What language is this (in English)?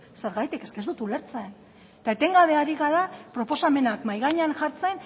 Basque